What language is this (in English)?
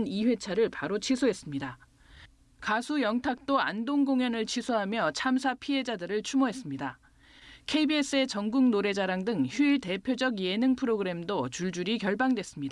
Korean